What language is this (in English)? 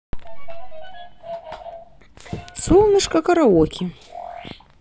Russian